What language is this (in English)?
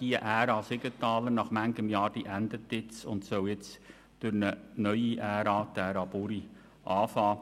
Swiss German